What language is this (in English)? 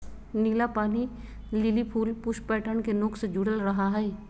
Magahi